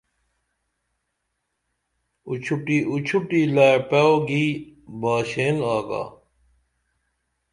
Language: Dameli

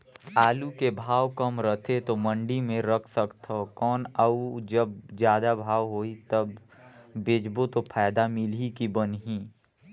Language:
Chhattisgarhi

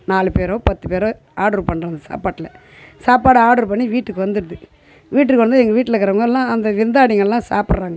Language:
Tamil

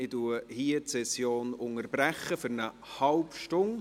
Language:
Swiss German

